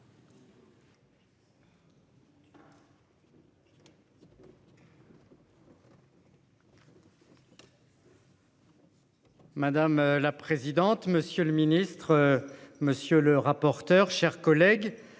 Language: French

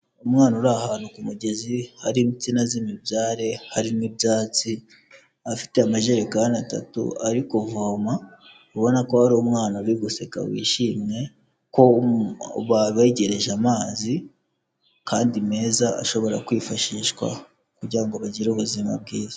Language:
Kinyarwanda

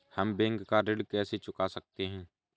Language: Hindi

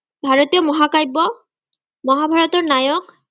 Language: Assamese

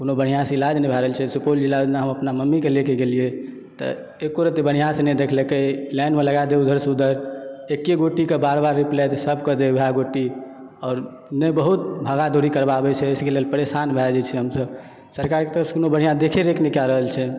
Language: Maithili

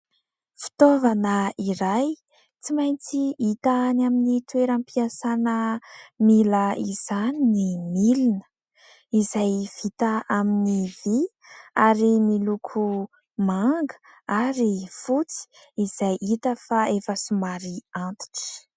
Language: Malagasy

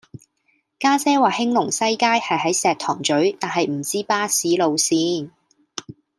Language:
Cantonese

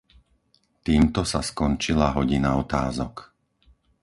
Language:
Slovak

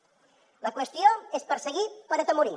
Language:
Catalan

